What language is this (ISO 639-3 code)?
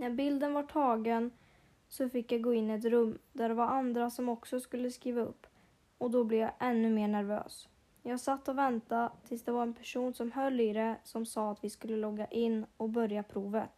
swe